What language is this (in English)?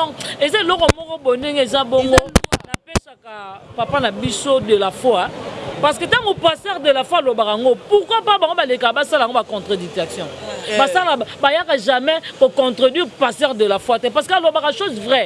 French